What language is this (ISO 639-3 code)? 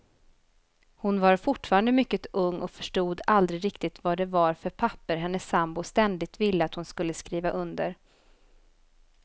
swe